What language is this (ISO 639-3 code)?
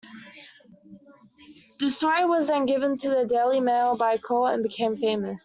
eng